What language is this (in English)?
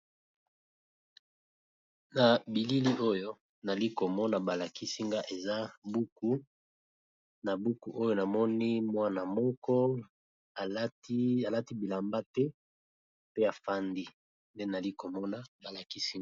Lingala